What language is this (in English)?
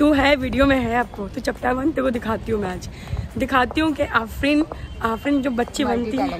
Hindi